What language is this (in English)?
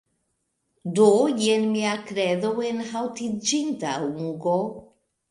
Esperanto